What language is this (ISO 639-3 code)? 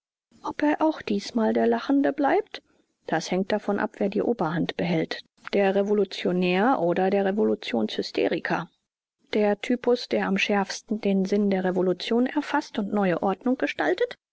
deu